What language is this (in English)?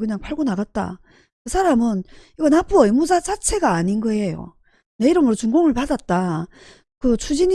Korean